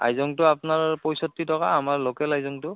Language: Assamese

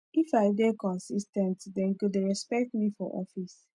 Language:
Nigerian Pidgin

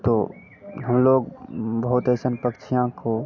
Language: Hindi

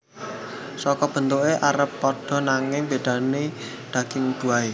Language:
Javanese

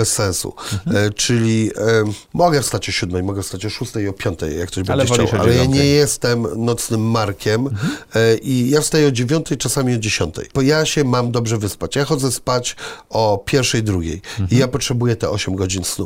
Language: Polish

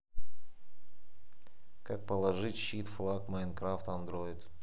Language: Russian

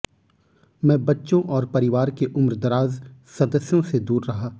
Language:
Hindi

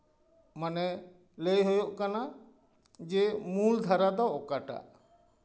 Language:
Santali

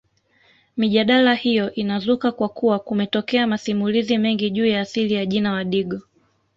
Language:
Swahili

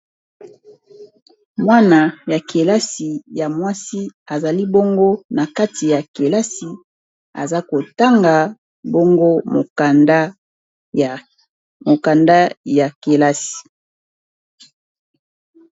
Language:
Lingala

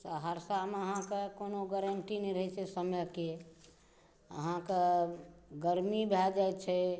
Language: Maithili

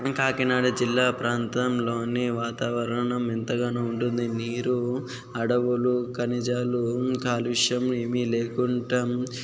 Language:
Telugu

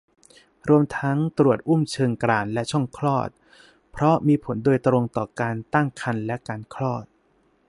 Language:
Thai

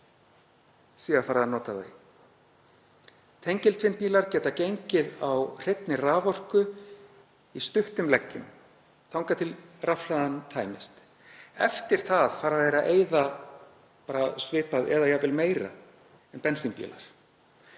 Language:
Icelandic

